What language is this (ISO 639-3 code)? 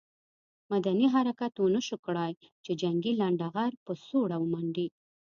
pus